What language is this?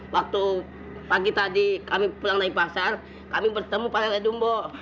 Indonesian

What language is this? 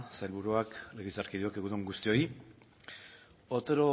Basque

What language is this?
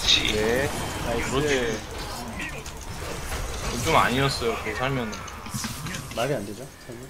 Korean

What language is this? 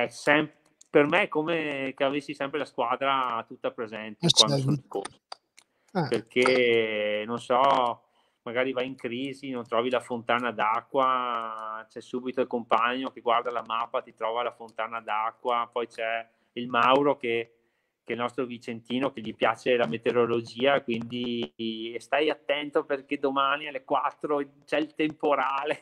Italian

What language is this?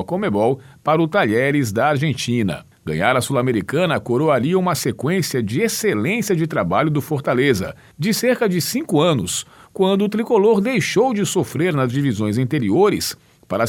Portuguese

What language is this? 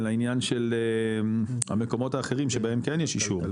Hebrew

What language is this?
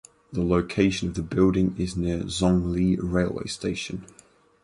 English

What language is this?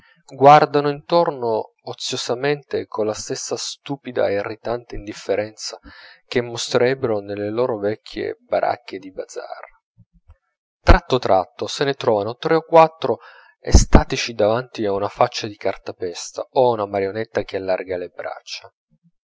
Italian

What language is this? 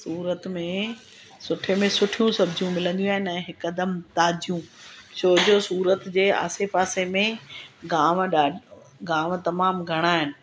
Sindhi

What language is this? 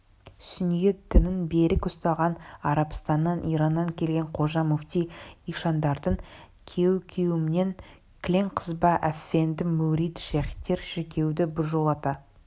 Kazakh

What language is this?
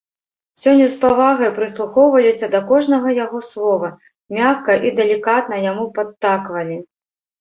Belarusian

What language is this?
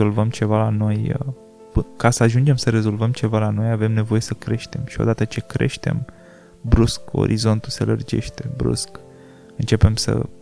Romanian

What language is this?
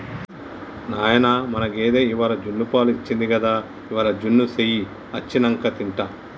Telugu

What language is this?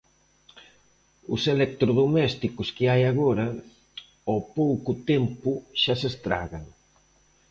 Galician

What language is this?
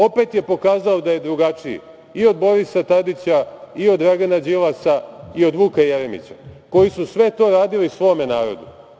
Serbian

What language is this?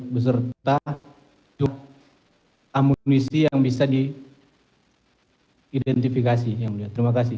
Indonesian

